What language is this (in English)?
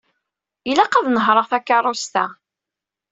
Kabyle